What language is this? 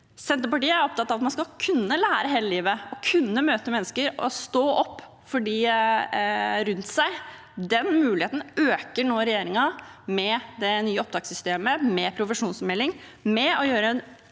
Norwegian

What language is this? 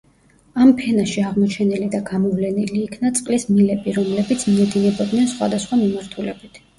Georgian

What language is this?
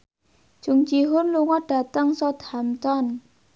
Javanese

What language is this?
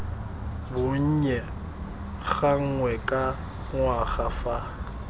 Tswana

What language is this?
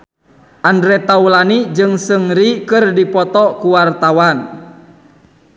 Sundanese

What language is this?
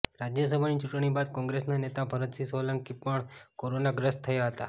Gujarati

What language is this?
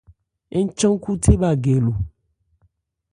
Ebrié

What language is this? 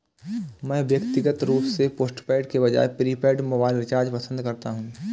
Hindi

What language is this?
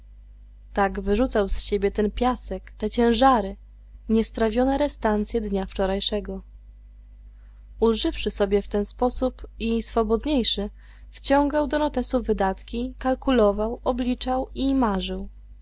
Polish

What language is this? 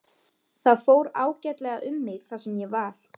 Icelandic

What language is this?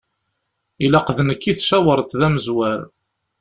Kabyle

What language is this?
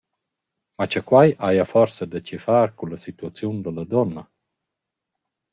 Romansh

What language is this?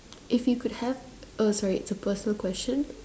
English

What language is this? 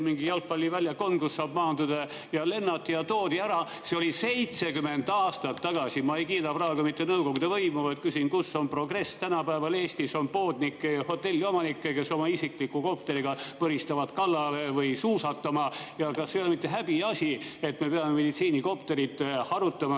Estonian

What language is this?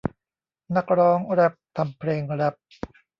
Thai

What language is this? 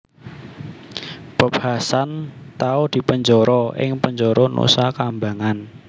Javanese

